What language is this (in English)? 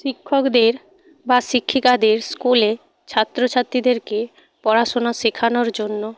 Bangla